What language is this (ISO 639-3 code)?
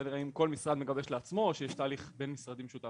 heb